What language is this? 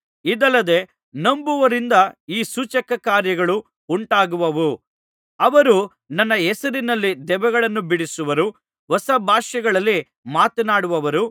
Kannada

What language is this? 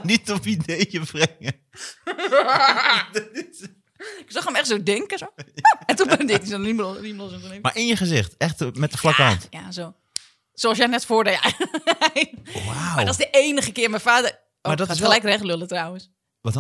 Dutch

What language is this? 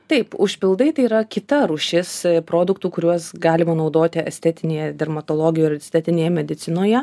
Lithuanian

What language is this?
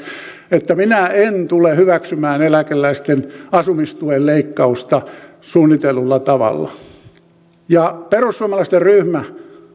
Finnish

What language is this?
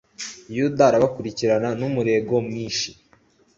Kinyarwanda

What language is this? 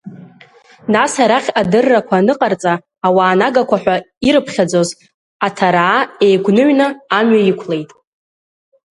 Abkhazian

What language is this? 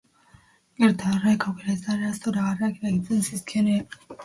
Basque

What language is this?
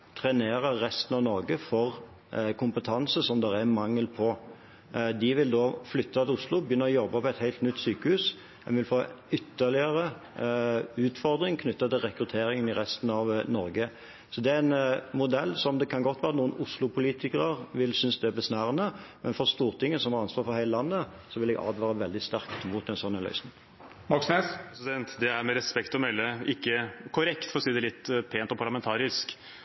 Norwegian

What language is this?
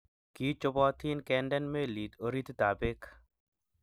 Kalenjin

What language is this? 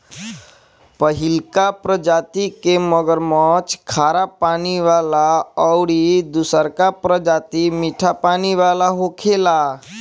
Bhojpuri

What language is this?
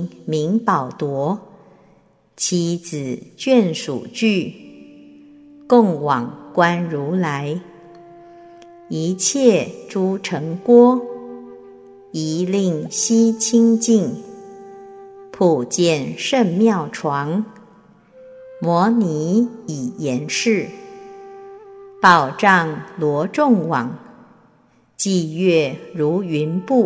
Chinese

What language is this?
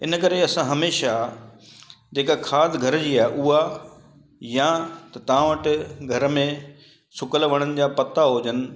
Sindhi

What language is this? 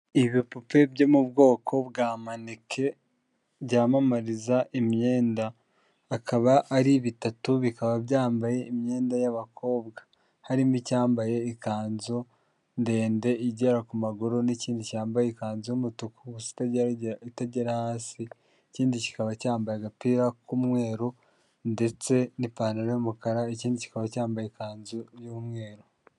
Kinyarwanda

